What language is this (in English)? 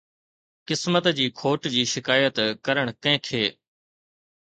Sindhi